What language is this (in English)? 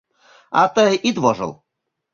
Mari